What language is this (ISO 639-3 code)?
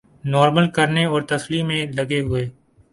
urd